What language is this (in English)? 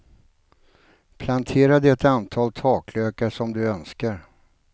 Swedish